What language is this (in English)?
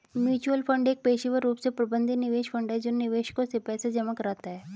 Hindi